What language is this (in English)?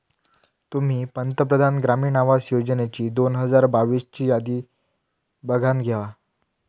Marathi